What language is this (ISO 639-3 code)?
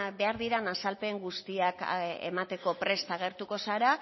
eus